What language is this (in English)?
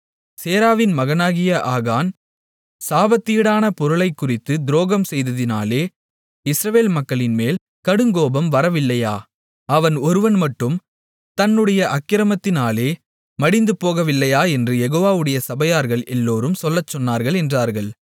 Tamil